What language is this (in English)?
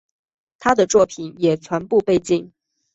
Chinese